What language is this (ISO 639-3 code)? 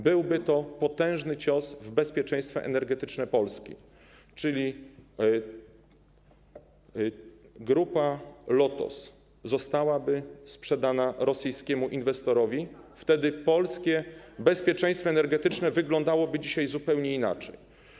pol